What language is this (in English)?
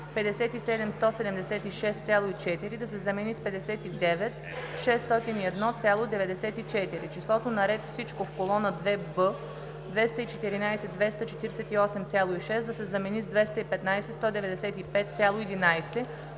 Bulgarian